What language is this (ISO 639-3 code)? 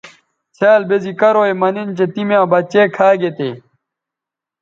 btv